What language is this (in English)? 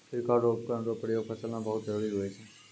Maithili